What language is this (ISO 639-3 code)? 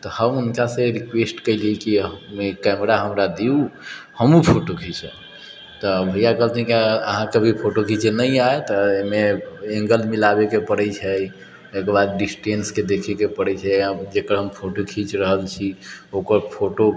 mai